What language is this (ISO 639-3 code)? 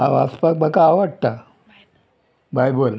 kok